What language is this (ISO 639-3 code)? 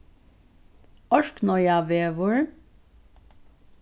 fao